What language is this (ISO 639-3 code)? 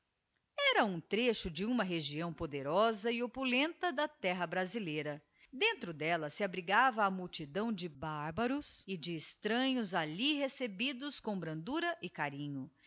por